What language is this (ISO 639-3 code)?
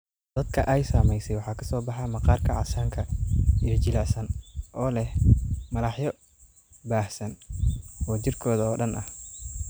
som